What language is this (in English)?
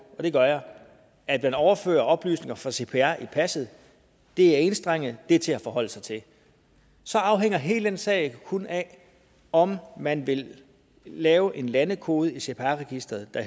Danish